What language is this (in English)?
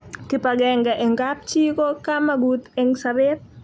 Kalenjin